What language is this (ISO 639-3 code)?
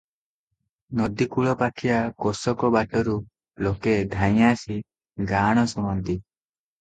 ori